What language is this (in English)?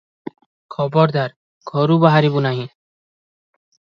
Odia